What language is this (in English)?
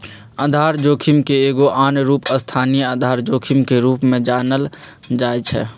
Magahi